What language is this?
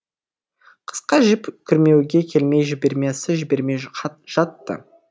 Kazakh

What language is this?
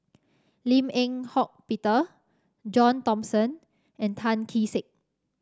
English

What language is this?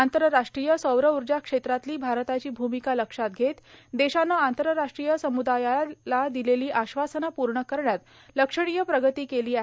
Marathi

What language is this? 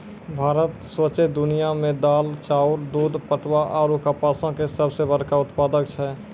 Maithili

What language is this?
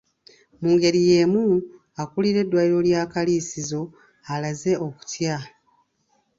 Ganda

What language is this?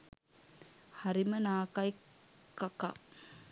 Sinhala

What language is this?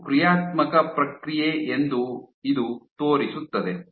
Kannada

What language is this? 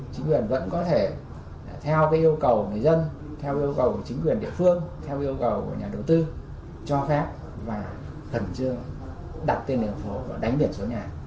Vietnamese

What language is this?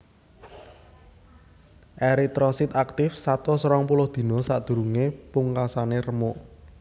Javanese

